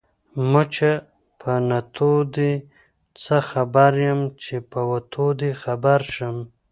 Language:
Pashto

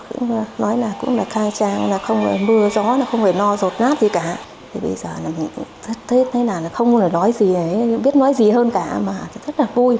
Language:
Vietnamese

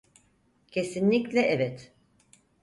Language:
Turkish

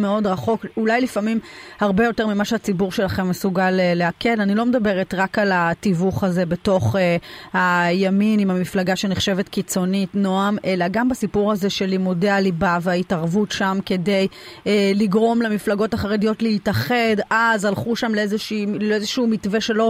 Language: Hebrew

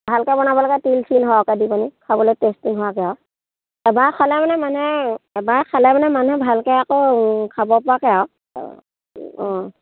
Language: Assamese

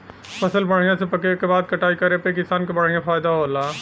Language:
Bhojpuri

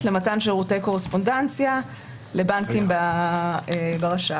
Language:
Hebrew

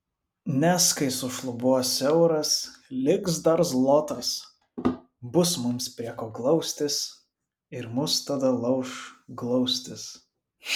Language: Lithuanian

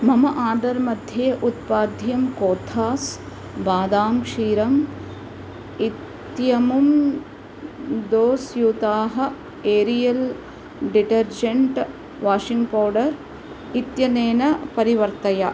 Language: Sanskrit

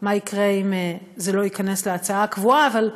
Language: Hebrew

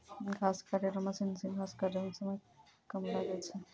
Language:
Maithili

